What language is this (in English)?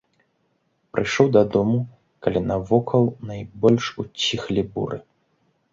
Belarusian